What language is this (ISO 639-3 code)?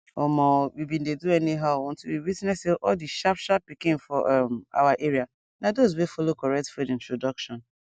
pcm